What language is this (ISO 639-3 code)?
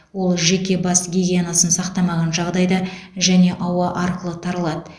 kaz